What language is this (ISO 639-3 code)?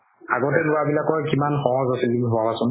asm